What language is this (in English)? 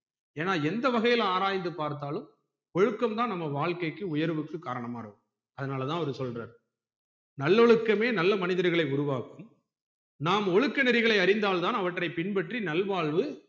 Tamil